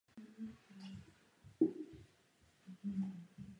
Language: Czech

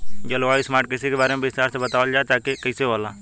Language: Bhojpuri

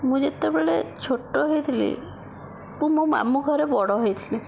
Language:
Odia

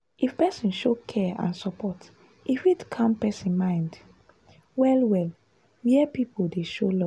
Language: Nigerian Pidgin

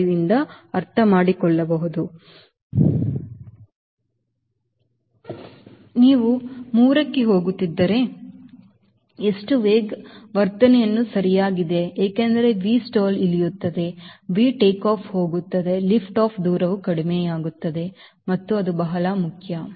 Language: Kannada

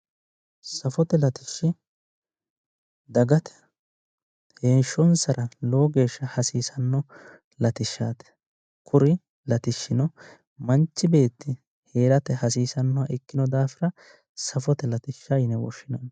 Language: Sidamo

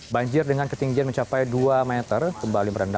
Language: Indonesian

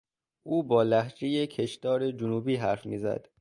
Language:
Persian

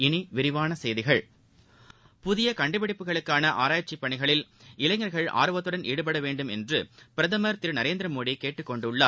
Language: Tamil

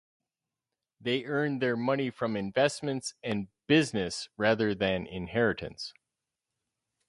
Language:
English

